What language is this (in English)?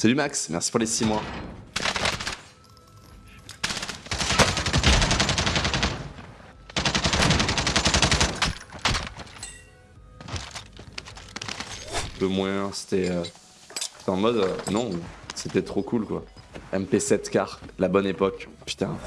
French